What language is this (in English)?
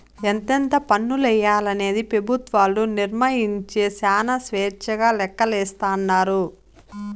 Telugu